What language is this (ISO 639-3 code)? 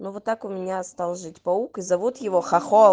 rus